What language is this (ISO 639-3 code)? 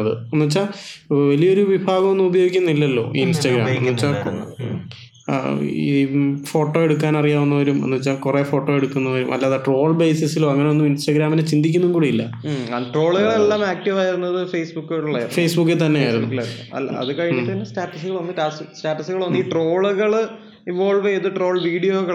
mal